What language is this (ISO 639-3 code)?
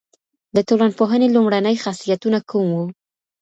pus